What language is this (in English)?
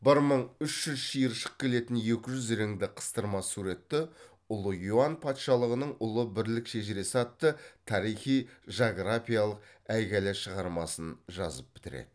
Kazakh